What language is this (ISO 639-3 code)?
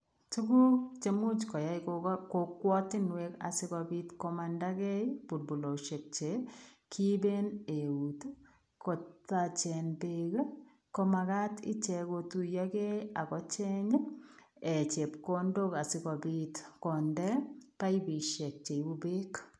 kln